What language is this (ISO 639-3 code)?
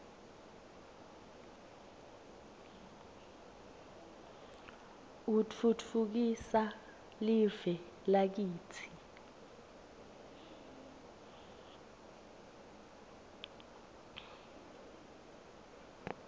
ssw